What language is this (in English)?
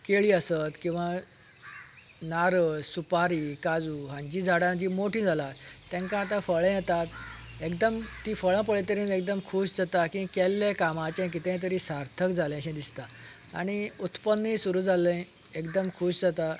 Konkani